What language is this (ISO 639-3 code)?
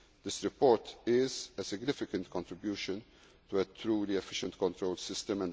eng